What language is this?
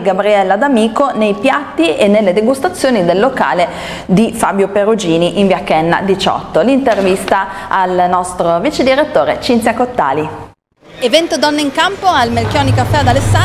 Italian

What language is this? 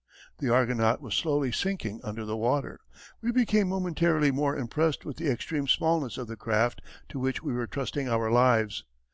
English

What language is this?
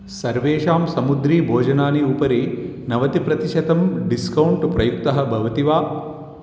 Sanskrit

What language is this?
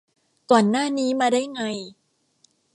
Thai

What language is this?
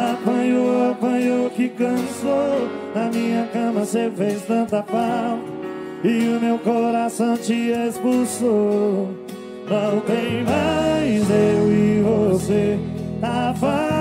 Portuguese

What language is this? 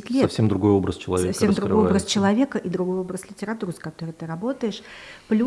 Russian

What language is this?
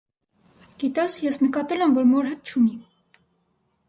Armenian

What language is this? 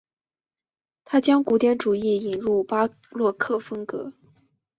Chinese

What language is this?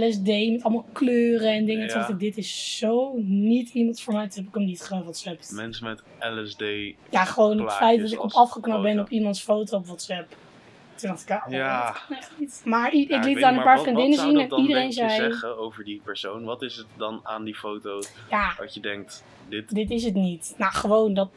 Dutch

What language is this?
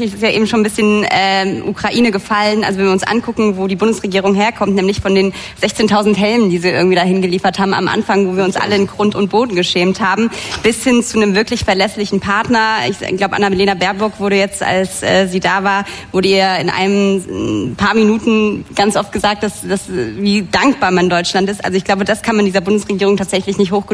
German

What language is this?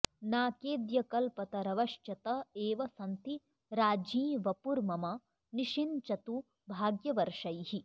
Sanskrit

